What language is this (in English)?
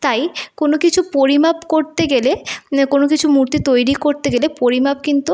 Bangla